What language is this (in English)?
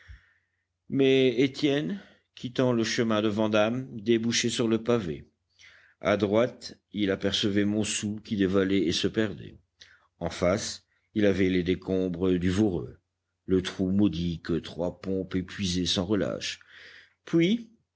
French